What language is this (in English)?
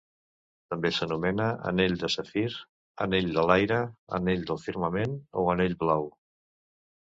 Catalan